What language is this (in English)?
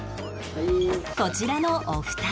Japanese